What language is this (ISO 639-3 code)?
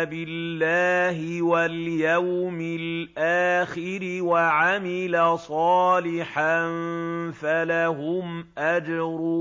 ara